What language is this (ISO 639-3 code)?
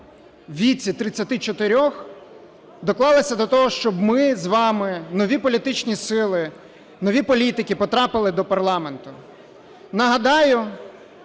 ukr